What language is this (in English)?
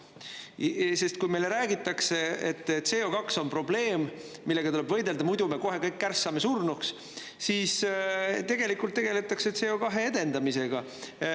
Estonian